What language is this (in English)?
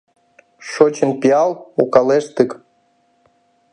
Mari